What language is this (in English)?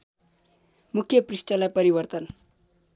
Nepali